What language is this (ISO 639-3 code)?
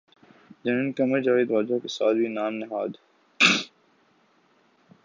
urd